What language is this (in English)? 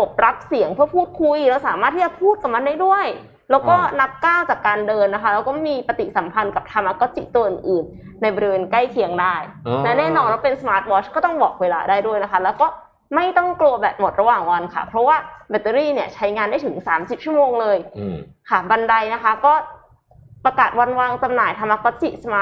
Thai